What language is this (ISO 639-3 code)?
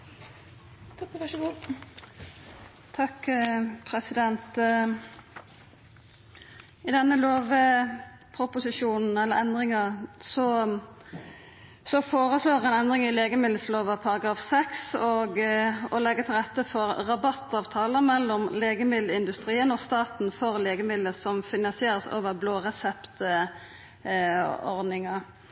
nor